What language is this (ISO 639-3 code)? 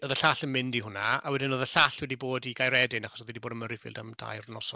cym